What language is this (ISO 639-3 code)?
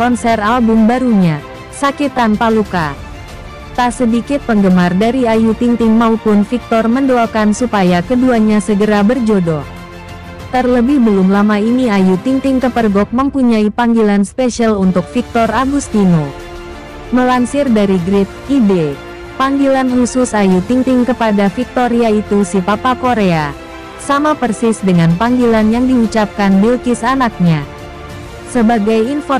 ind